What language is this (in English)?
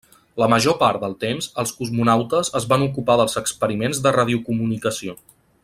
Catalan